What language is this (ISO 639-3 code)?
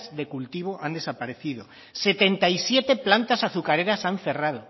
spa